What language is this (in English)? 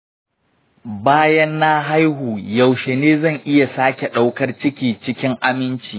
Hausa